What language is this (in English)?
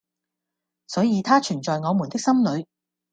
Cantonese